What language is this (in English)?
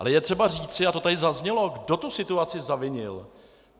Czech